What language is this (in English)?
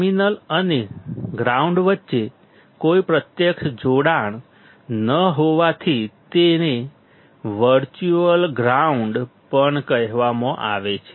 Gujarati